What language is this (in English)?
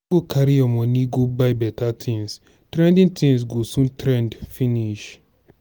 Nigerian Pidgin